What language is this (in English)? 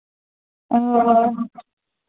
Santali